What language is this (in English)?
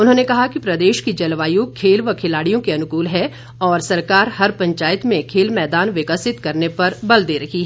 Hindi